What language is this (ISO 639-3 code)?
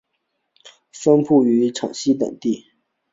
zho